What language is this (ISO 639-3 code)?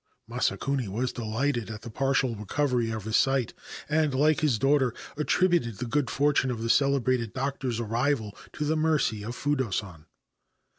eng